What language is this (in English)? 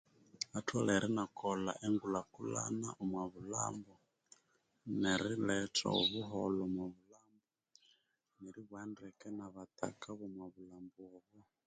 Konzo